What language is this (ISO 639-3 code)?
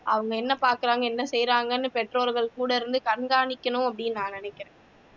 tam